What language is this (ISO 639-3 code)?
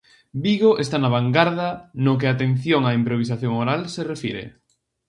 glg